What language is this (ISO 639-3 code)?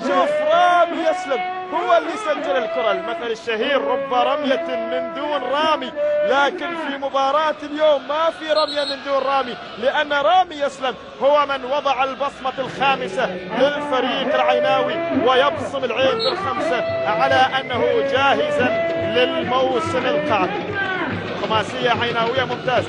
ara